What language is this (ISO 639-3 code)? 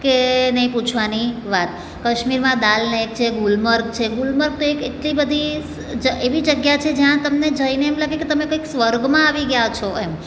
guj